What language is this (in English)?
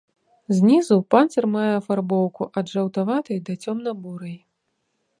Belarusian